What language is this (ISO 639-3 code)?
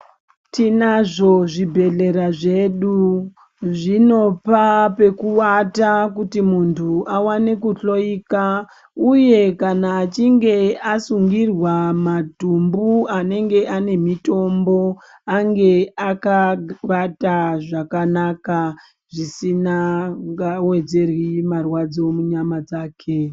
ndc